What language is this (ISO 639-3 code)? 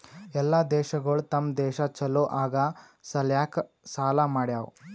kan